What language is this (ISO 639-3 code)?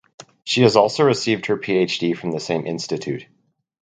eng